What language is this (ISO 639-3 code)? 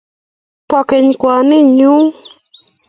kln